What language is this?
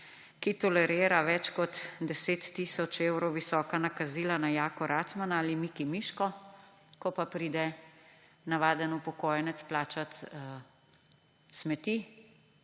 Slovenian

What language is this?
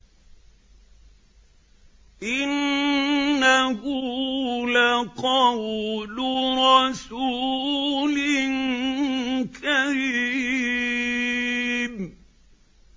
Arabic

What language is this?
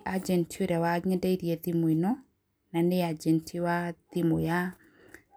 Kikuyu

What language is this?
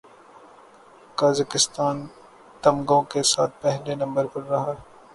Urdu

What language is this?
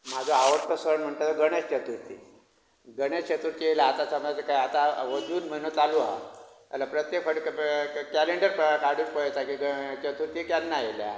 Konkani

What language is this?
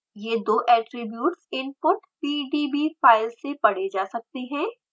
Hindi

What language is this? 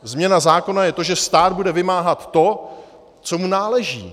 Czech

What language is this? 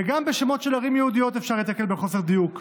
Hebrew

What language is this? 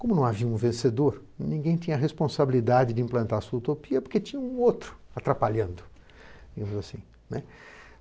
Portuguese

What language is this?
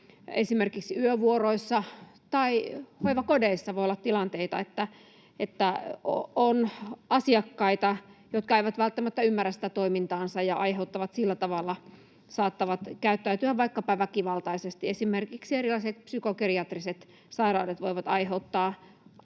Finnish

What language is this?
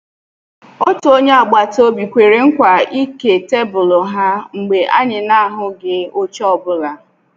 Igbo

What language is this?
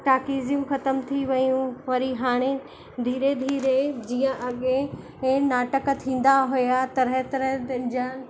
Sindhi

